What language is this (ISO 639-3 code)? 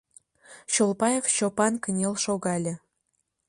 chm